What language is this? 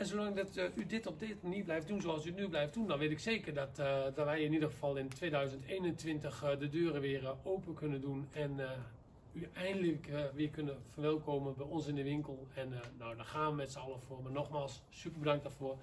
Dutch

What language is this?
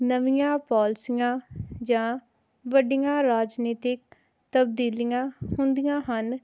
Punjabi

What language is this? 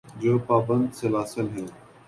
Urdu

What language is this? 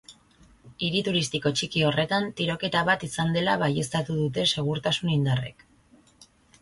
Basque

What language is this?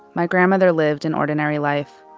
English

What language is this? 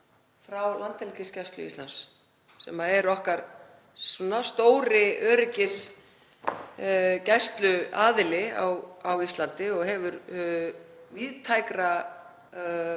Icelandic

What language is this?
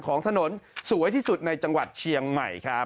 Thai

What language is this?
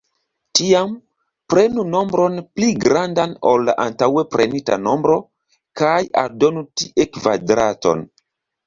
Esperanto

